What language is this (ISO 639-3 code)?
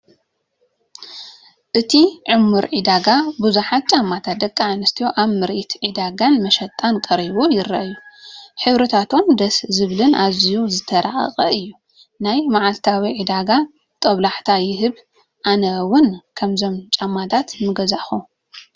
tir